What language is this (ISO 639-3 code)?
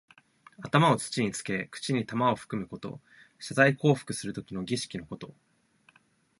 jpn